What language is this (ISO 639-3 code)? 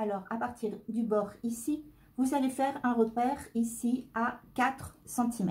fra